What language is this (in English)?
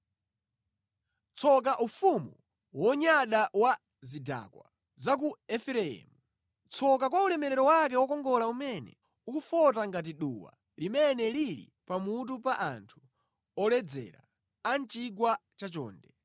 Nyanja